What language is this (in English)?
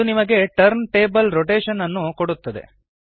Kannada